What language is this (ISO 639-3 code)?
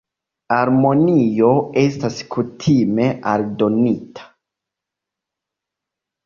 epo